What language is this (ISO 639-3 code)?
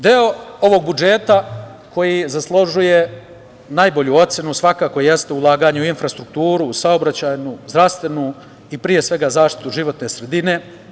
srp